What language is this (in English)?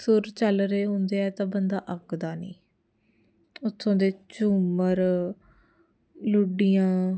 Punjabi